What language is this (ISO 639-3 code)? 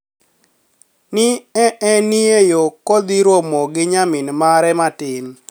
luo